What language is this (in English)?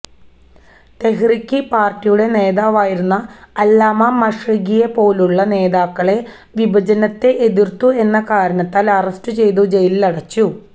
Malayalam